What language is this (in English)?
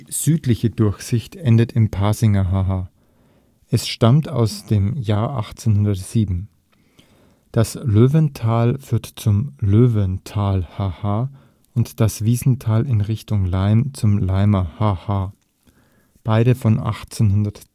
German